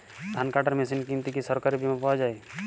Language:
Bangla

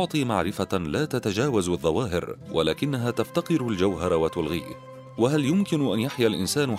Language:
Arabic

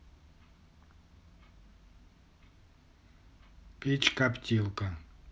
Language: Russian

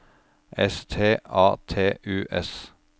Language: Norwegian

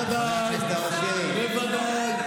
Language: Hebrew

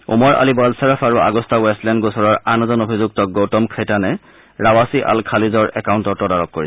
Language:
Assamese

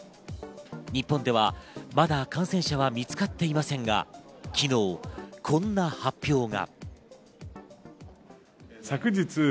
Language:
Japanese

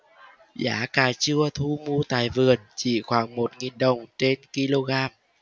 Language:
Vietnamese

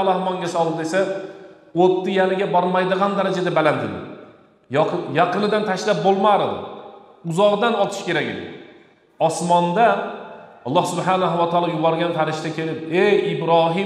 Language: Turkish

